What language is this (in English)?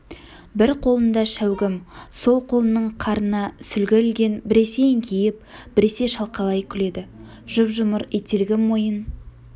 Kazakh